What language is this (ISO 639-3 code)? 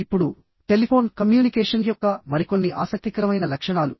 tel